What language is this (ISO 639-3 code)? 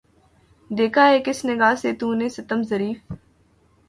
urd